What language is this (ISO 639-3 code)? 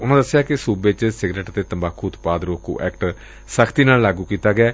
pan